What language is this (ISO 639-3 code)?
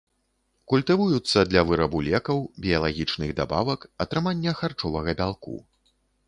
bel